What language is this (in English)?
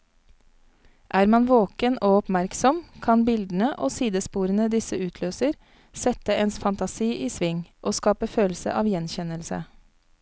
Norwegian